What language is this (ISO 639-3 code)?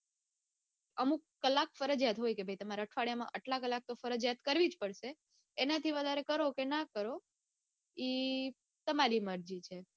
guj